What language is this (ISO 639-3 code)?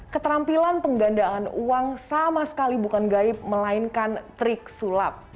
ind